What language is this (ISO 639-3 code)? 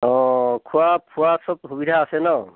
asm